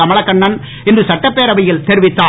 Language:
Tamil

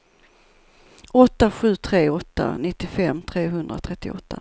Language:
Swedish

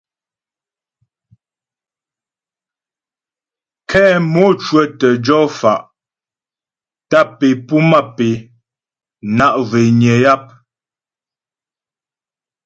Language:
Ghomala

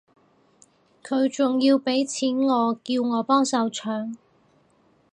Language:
Cantonese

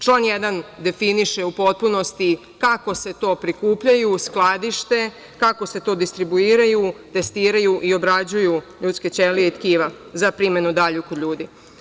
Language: Serbian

